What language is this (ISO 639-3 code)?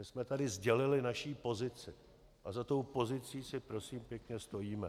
ces